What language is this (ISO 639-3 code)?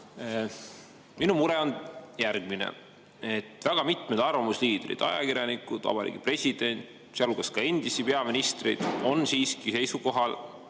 est